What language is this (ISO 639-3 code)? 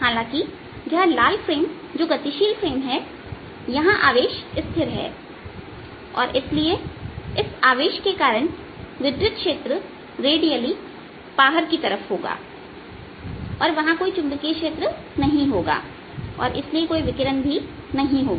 hin